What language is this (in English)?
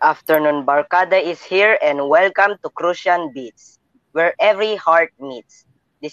Filipino